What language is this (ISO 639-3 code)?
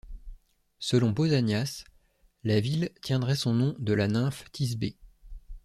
fra